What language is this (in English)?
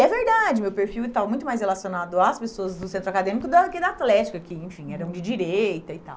Portuguese